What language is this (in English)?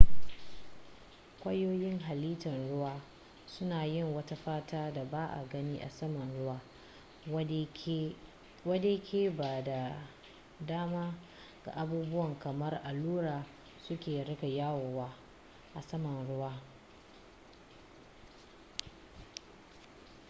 Hausa